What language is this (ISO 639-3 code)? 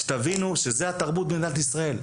heb